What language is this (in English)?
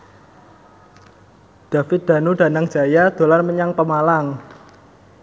Javanese